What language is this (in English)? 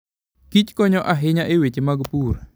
Luo (Kenya and Tanzania)